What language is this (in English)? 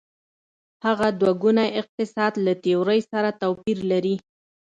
Pashto